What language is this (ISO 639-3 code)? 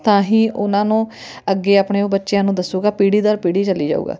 pan